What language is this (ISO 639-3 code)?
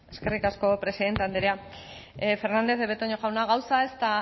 eus